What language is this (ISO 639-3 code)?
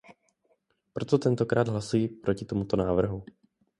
ces